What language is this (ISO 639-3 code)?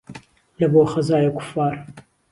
ckb